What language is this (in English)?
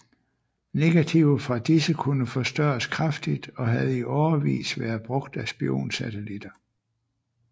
Danish